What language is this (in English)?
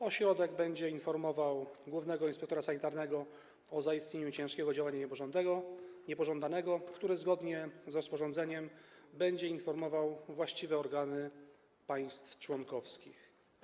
Polish